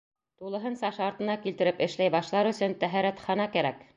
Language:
Bashkir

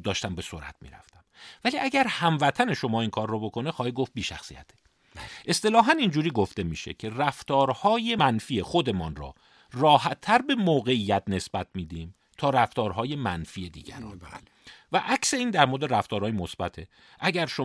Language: Persian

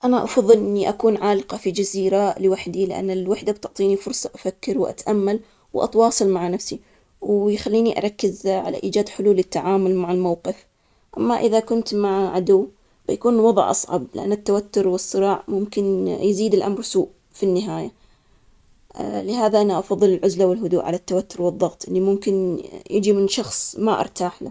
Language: Omani Arabic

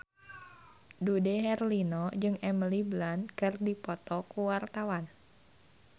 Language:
Sundanese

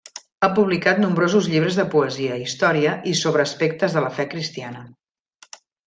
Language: Catalan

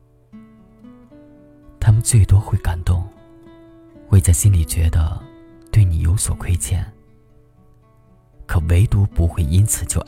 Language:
Chinese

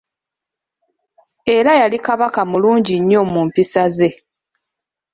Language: Ganda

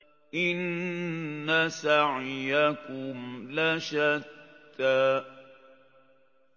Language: Arabic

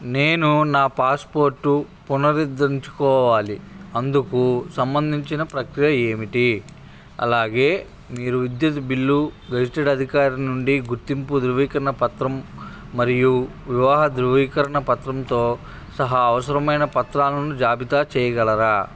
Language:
Telugu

